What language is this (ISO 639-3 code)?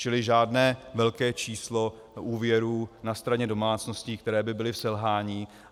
ces